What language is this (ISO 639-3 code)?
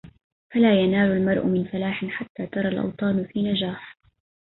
ara